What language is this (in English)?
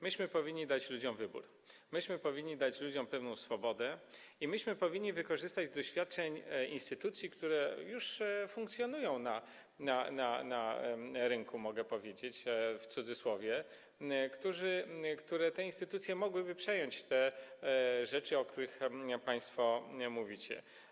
Polish